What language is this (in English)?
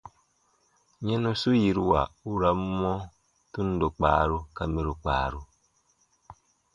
Baatonum